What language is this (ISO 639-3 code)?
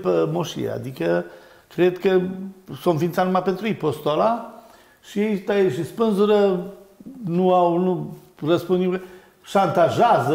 ron